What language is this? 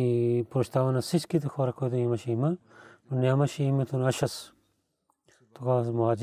Bulgarian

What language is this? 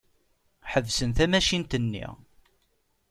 Kabyle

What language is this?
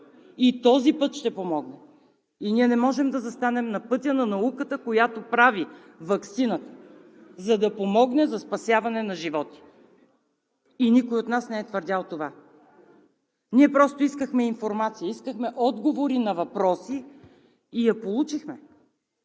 Bulgarian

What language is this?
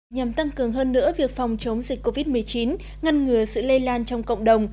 Vietnamese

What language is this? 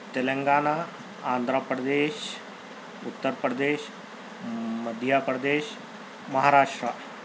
Urdu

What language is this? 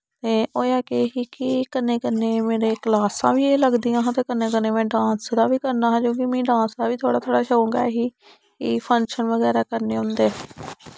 Dogri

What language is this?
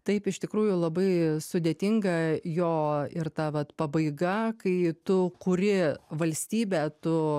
Lithuanian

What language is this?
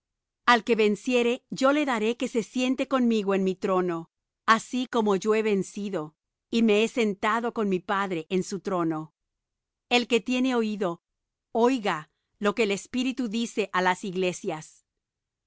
Spanish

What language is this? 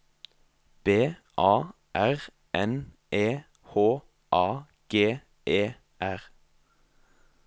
Norwegian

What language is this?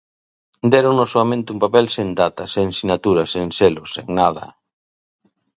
Galician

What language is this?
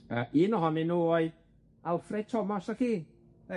Welsh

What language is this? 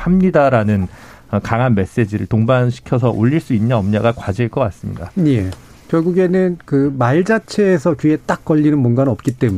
Korean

